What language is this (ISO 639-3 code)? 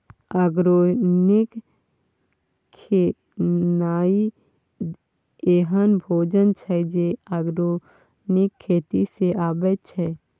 mai